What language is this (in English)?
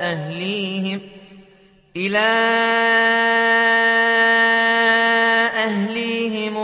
Arabic